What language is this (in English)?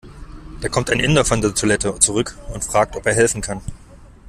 German